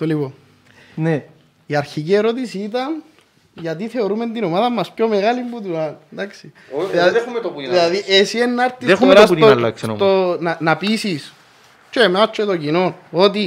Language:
Greek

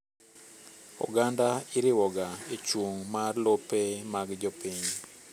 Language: Luo (Kenya and Tanzania)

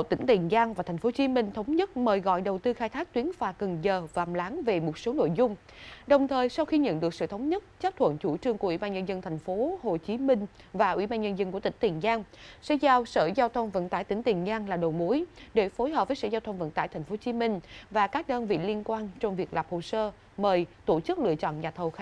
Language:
Vietnamese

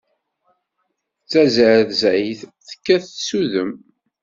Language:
Kabyle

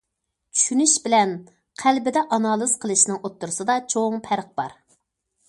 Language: Uyghur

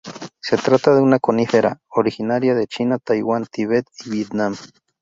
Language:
Spanish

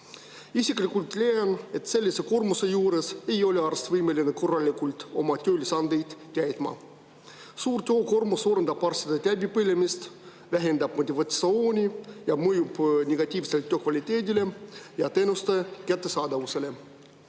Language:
Estonian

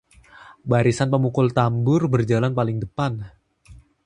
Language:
Indonesian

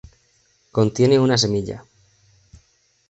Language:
Spanish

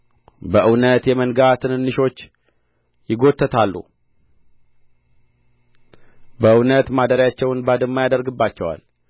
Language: Amharic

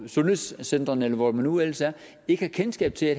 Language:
Danish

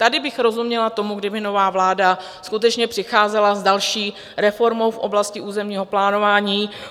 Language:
Czech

